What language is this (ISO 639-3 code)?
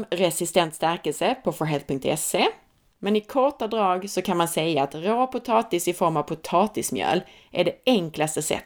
swe